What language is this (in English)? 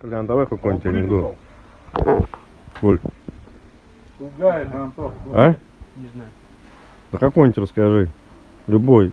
Russian